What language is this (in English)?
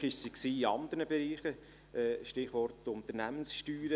Swiss German